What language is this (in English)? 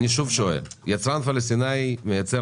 Hebrew